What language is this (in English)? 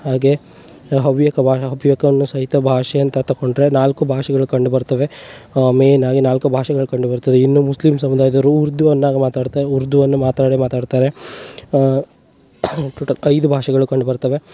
Kannada